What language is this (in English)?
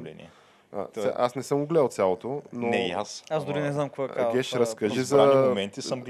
Bulgarian